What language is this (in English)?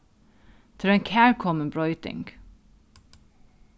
Faroese